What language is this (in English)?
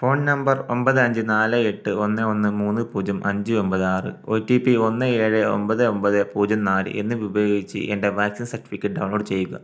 Malayalam